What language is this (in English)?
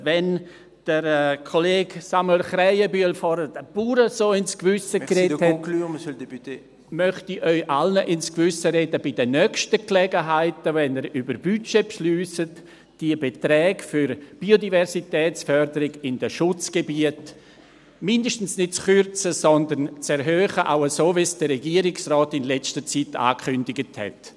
Swiss German